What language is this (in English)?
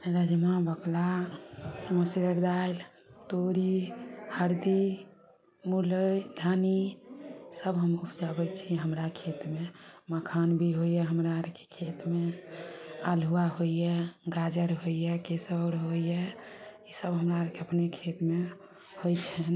Maithili